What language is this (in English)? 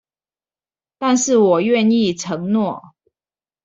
Chinese